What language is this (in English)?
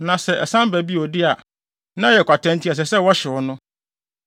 Akan